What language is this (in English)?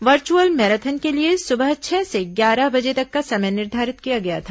Hindi